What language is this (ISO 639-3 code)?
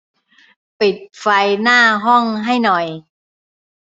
tha